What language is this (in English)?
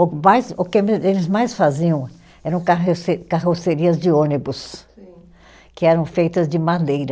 Portuguese